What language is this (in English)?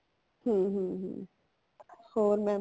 Punjabi